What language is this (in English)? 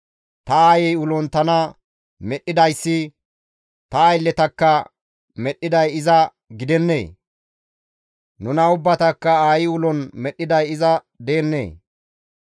Gamo